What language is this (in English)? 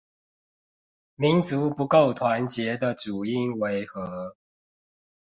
Chinese